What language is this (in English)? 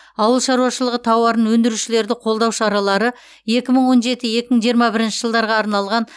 Kazakh